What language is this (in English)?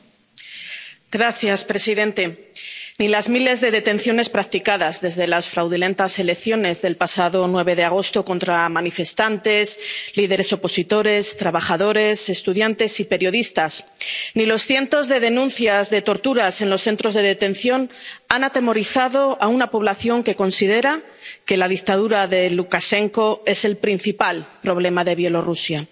Spanish